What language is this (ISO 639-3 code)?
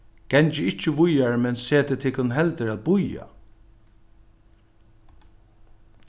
fao